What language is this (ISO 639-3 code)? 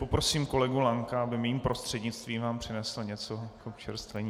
ces